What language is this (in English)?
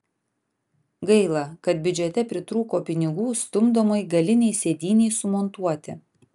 Lithuanian